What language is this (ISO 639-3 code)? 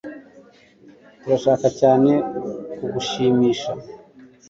kin